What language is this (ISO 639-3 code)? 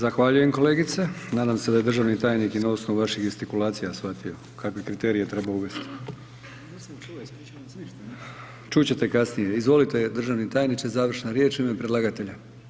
hrv